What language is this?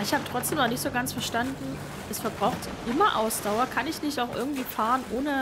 German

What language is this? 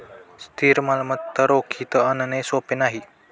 Marathi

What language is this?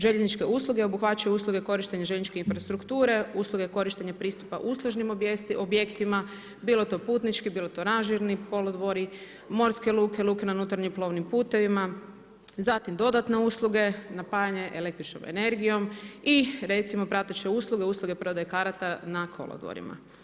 Croatian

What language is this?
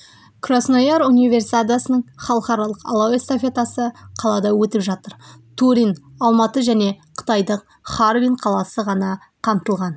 Kazakh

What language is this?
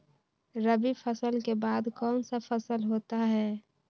Magahi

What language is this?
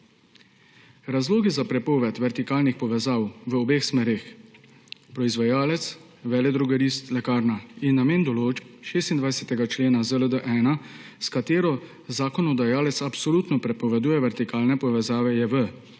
Slovenian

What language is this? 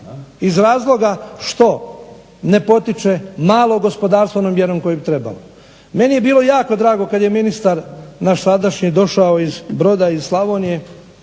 Croatian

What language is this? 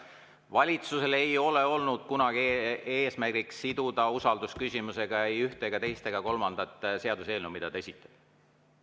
Estonian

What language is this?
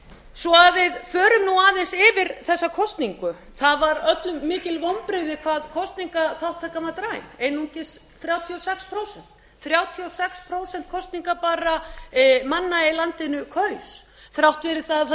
Icelandic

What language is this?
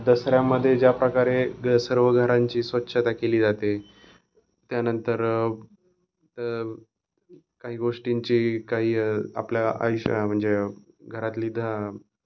Marathi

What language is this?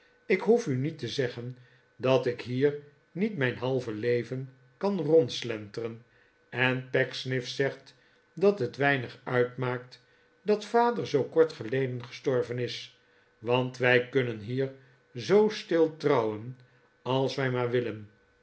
Dutch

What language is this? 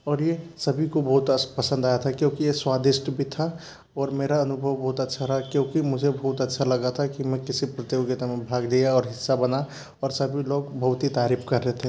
Hindi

